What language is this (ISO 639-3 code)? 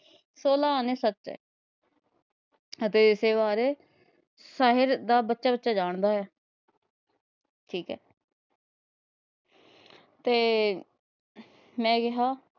pan